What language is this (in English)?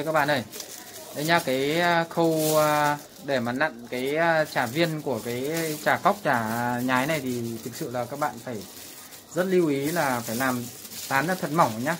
Vietnamese